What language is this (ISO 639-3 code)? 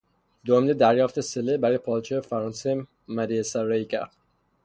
fas